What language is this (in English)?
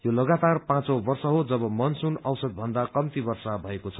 Nepali